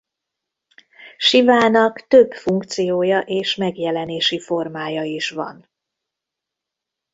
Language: Hungarian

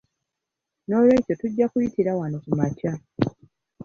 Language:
Ganda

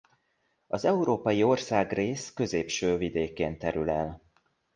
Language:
Hungarian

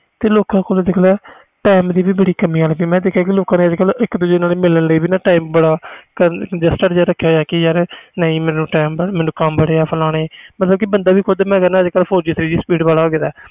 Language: Punjabi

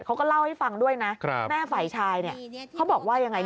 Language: Thai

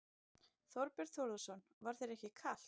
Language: Icelandic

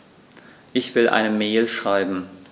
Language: German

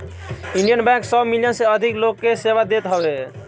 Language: Bhojpuri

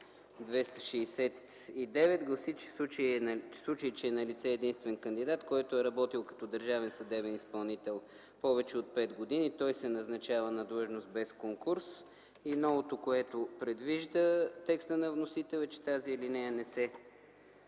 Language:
Bulgarian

